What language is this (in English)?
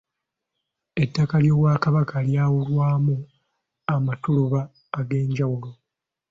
Ganda